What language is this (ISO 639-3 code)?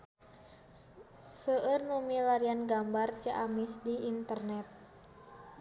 sun